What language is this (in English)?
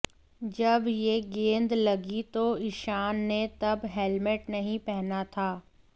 Hindi